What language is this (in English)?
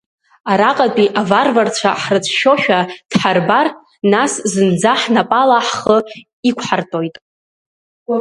Abkhazian